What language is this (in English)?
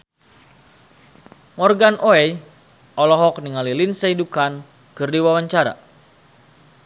Sundanese